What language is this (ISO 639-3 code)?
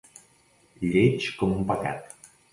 cat